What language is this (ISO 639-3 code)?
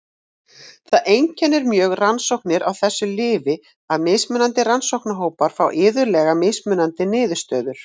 isl